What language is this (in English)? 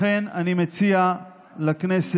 Hebrew